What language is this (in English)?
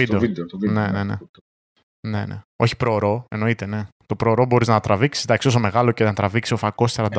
Greek